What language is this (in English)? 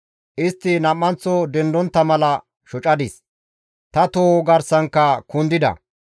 Gamo